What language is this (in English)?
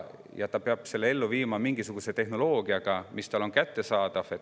Estonian